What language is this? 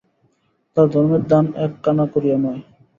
Bangla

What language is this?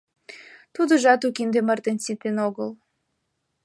Mari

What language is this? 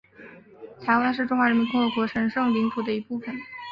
Chinese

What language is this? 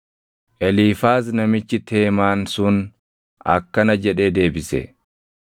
Oromo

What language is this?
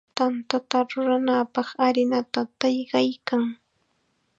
Chiquián Ancash Quechua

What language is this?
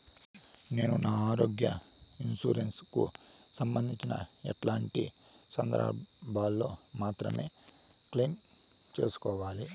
Telugu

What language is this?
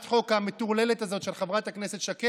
Hebrew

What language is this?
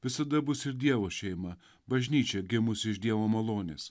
Lithuanian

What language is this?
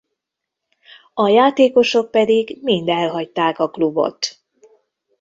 Hungarian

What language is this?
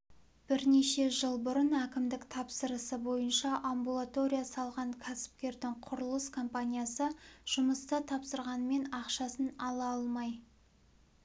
Kazakh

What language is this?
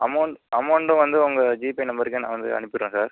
Tamil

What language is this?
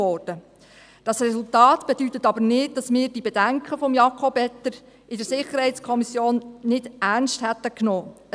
Swiss German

